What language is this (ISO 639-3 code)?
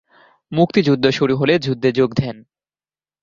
ben